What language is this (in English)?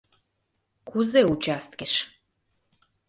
Mari